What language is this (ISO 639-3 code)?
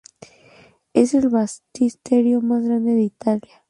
spa